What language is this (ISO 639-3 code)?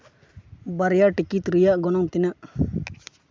sat